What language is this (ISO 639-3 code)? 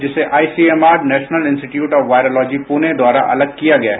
hin